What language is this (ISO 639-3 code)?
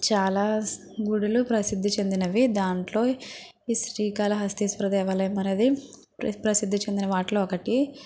tel